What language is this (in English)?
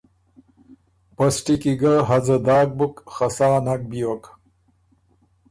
Ormuri